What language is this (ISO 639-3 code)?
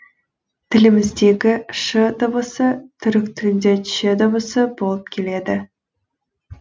kaz